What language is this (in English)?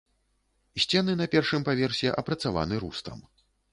Belarusian